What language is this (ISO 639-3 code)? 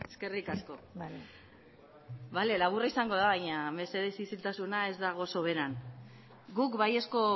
eus